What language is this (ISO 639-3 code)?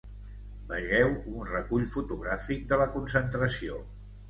cat